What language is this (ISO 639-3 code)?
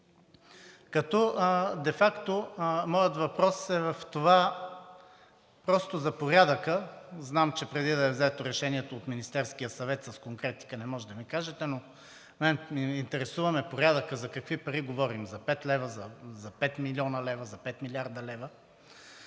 bul